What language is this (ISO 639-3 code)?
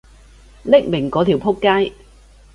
yue